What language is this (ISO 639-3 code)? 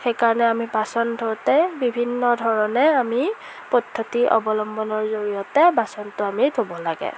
asm